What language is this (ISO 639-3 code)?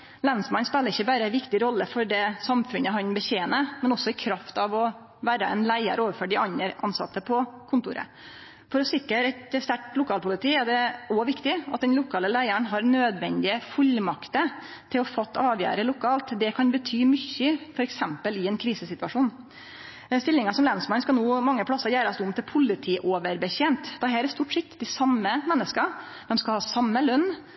nno